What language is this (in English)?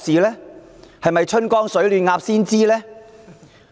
Cantonese